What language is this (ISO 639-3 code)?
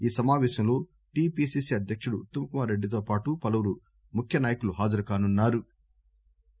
tel